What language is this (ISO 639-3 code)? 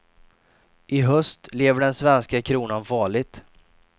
swe